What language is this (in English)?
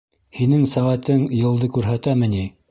Bashkir